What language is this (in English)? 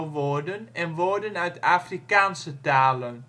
Dutch